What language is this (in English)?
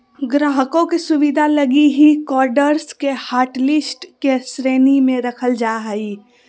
Magahi